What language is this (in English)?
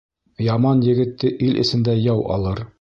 Bashkir